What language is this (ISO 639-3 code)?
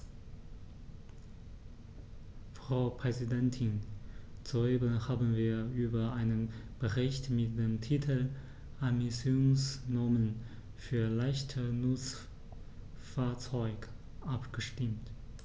deu